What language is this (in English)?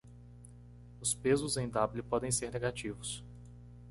Portuguese